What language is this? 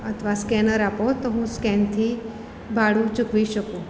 Gujarati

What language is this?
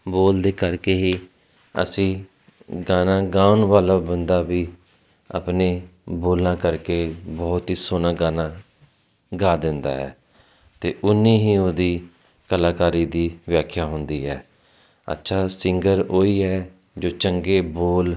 Punjabi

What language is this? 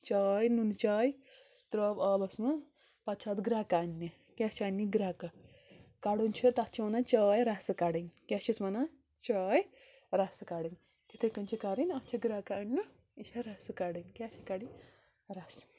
Kashmiri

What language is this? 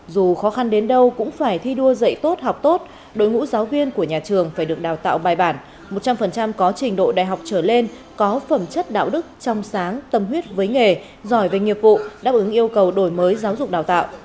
Vietnamese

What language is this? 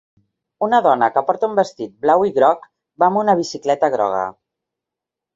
Catalan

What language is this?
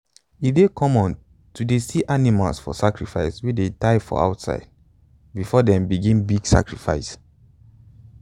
Nigerian Pidgin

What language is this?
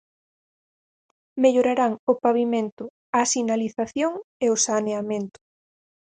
Galician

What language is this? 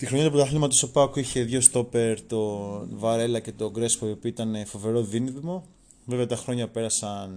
Greek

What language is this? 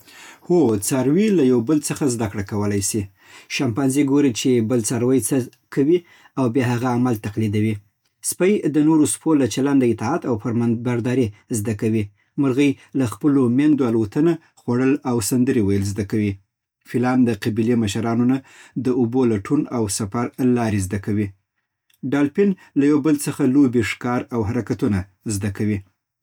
Southern Pashto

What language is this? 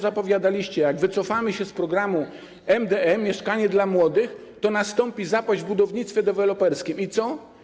Polish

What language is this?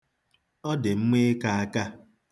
Igbo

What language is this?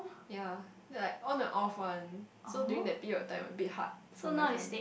English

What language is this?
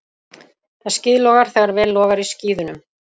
Icelandic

